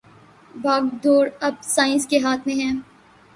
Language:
Urdu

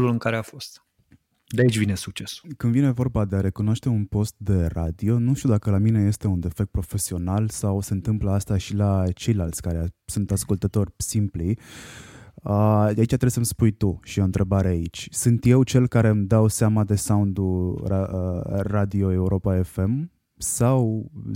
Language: Romanian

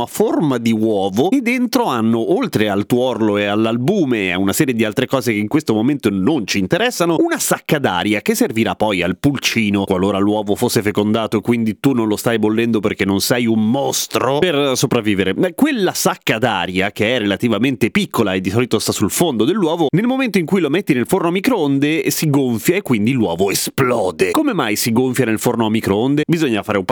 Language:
Italian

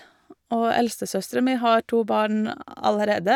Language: Norwegian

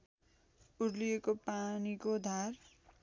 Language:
Nepali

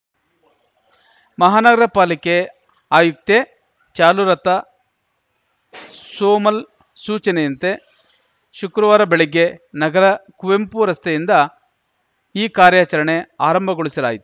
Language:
Kannada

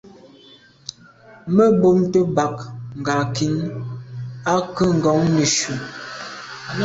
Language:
Medumba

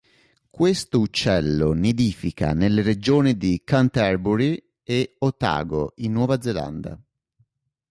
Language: Italian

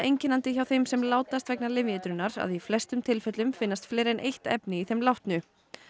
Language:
Icelandic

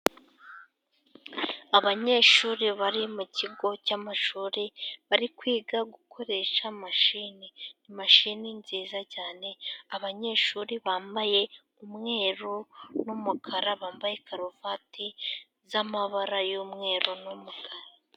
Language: Kinyarwanda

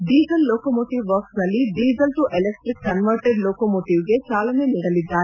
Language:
Kannada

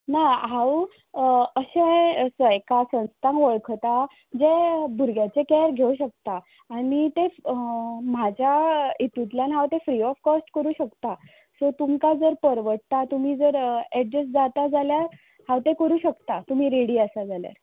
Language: Konkani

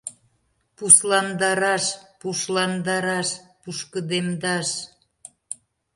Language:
Mari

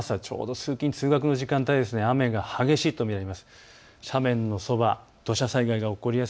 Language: Japanese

